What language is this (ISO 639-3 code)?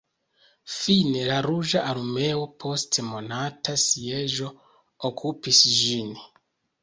epo